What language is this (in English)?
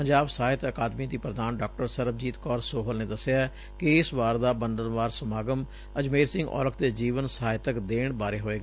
Punjabi